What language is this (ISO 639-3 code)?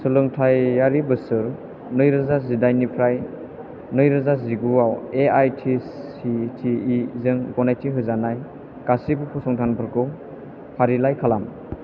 brx